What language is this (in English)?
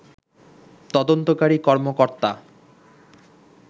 Bangla